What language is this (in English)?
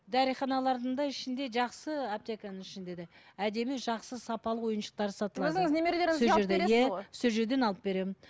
Kazakh